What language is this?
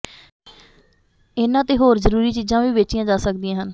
Punjabi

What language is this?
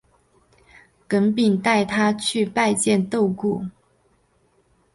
Chinese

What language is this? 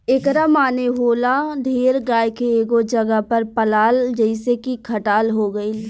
Bhojpuri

